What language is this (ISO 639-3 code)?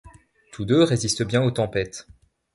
fra